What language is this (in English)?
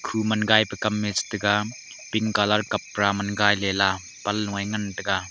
Wancho Naga